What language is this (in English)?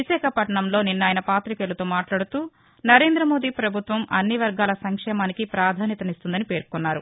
Telugu